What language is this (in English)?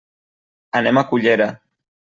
Catalan